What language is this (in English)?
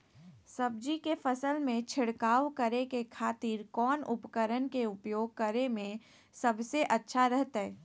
Magahi